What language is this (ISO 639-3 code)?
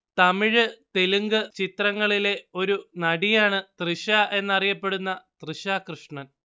mal